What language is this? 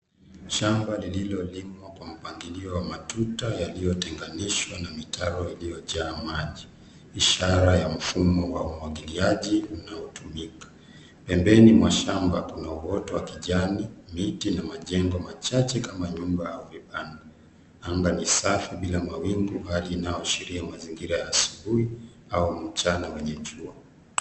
Swahili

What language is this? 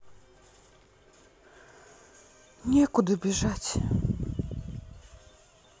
Russian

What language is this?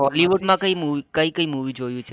Gujarati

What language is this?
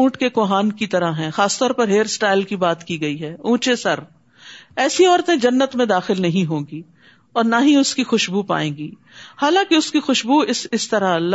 Urdu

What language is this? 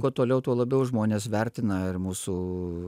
Lithuanian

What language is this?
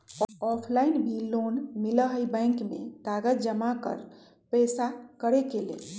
Magahi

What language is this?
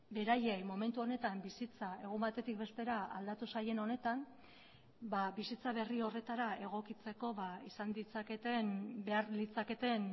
Basque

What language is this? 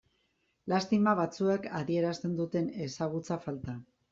Basque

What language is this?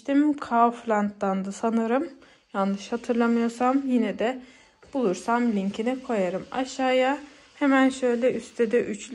Turkish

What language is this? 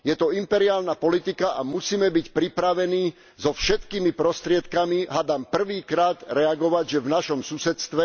Slovak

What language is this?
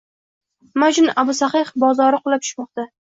Uzbek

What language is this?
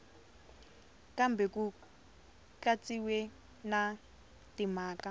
Tsonga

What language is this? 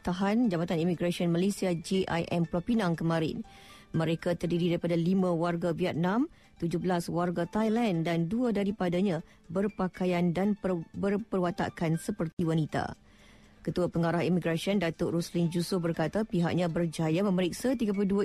Malay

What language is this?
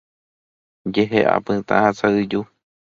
Guarani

